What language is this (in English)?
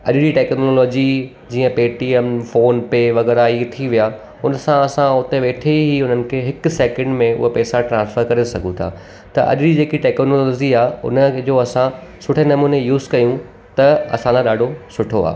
Sindhi